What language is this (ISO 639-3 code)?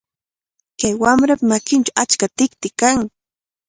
qvl